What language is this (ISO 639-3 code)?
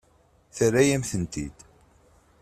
kab